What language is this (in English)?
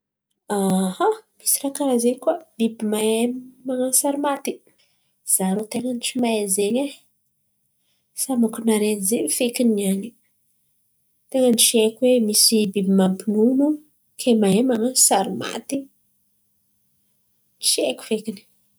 Antankarana Malagasy